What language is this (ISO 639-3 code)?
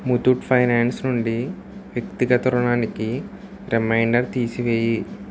tel